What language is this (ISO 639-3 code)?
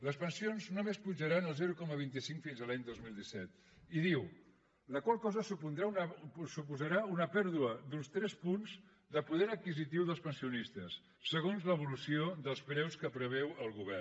cat